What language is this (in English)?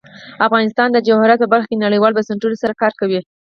Pashto